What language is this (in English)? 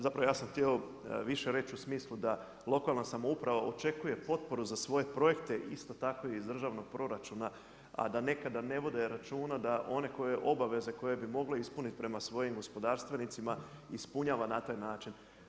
Croatian